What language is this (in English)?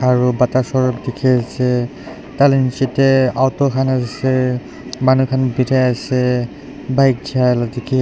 Naga Pidgin